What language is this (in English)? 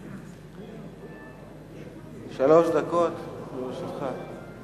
Hebrew